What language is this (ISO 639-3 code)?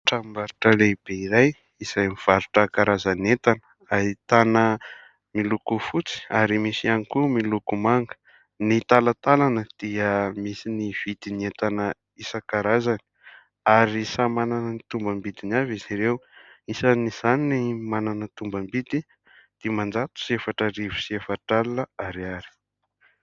mlg